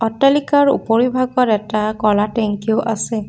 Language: Assamese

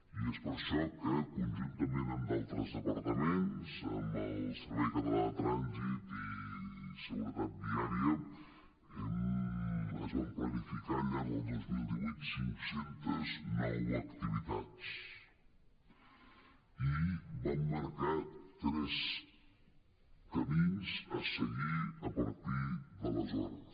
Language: Catalan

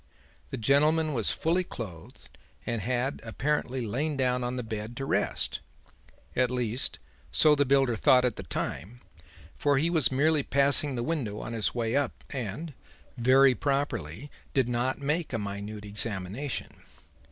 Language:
English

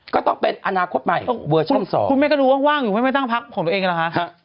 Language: Thai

